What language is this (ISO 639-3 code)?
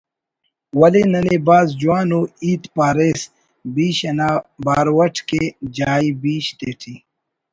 brh